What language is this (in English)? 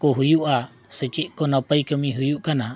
Santali